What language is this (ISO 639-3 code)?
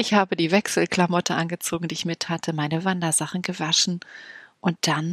deu